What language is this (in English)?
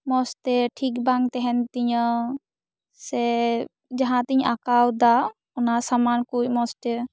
Santali